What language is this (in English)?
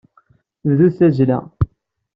Kabyle